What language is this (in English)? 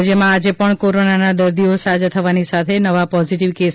Gujarati